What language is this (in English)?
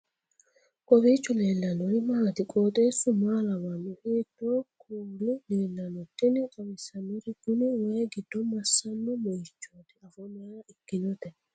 Sidamo